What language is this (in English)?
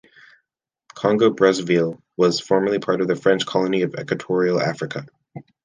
English